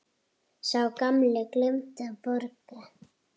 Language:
Icelandic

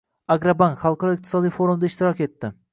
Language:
Uzbek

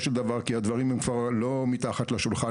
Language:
Hebrew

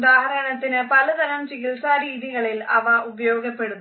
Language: Malayalam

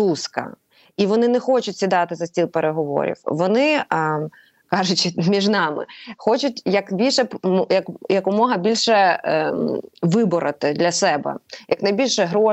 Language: Ukrainian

